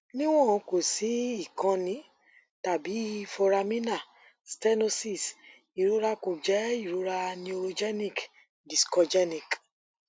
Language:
Yoruba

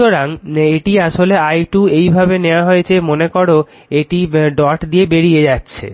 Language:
Bangla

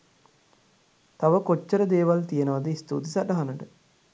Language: Sinhala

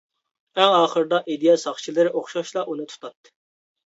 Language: Uyghur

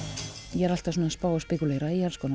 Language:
Icelandic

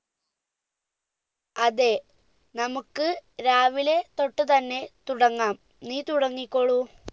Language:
Malayalam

